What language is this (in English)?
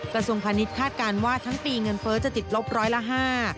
Thai